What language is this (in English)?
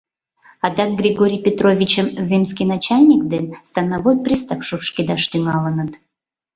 Mari